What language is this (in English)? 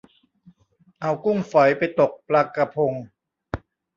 Thai